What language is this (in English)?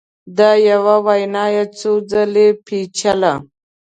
Pashto